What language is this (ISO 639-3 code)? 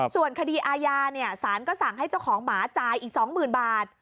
tha